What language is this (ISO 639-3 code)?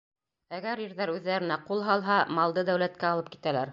bak